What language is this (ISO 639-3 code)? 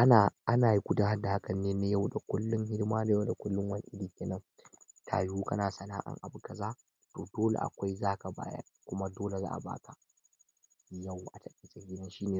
hau